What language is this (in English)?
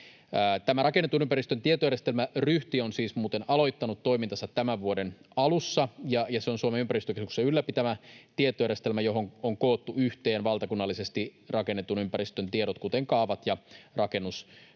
Finnish